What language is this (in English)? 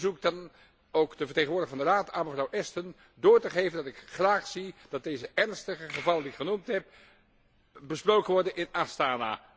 Dutch